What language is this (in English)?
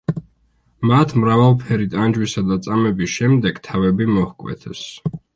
Georgian